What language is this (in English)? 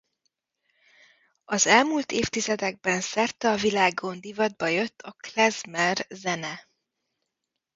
Hungarian